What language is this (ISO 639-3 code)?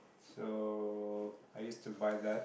eng